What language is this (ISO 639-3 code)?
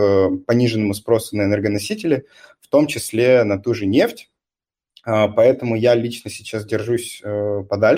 rus